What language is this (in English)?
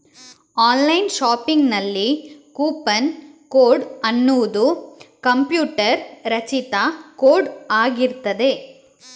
Kannada